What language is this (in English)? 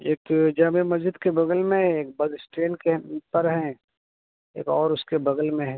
Urdu